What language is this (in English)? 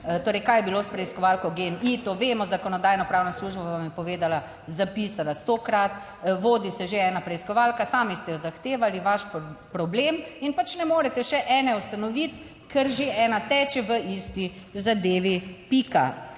Slovenian